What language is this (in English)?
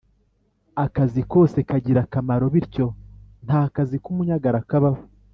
Kinyarwanda